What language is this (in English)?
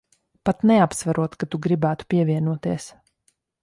Latvian